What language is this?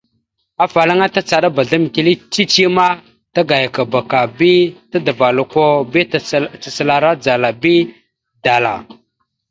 Mada (Cameroon)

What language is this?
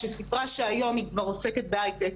Hebrew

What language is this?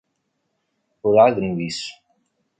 Kabyle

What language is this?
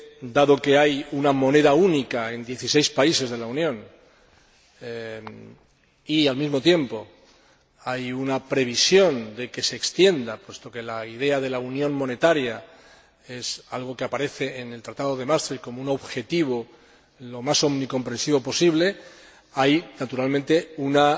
Spanish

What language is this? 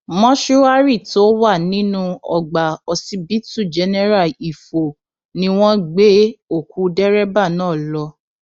Yoruba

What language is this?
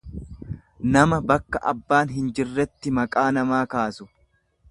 Oromo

